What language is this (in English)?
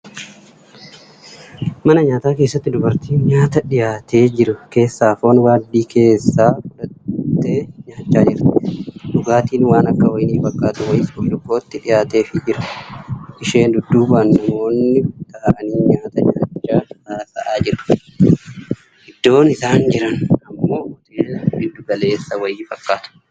Oromo